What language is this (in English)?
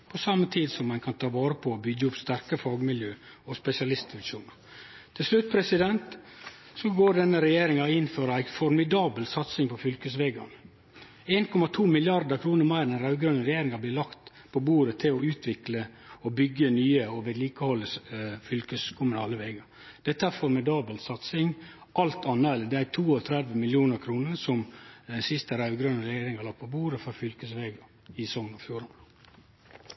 Norwegian Nynorsk